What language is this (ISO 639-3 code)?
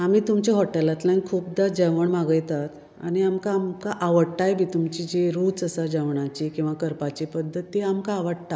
kok